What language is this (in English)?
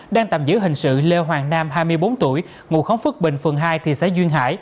Vietnamese